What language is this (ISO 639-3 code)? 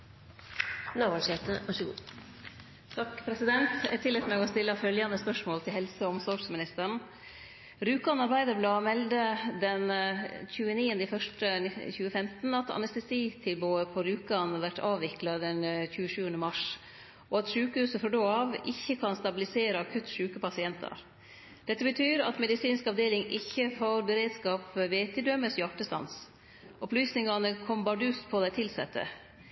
nno